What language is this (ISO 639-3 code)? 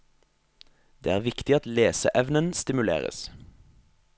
nor